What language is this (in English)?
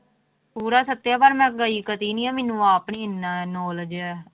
Punjabi